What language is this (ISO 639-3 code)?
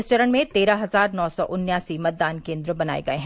hin